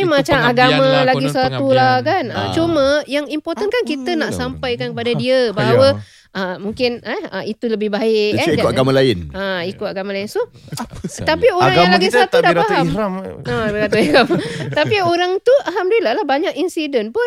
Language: Malay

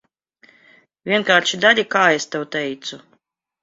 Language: Latvian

